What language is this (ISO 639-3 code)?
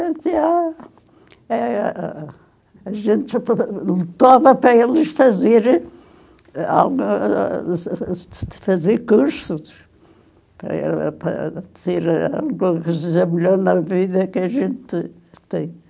por